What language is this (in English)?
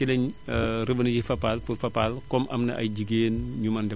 Wolof